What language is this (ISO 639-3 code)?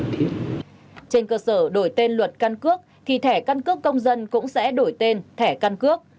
vie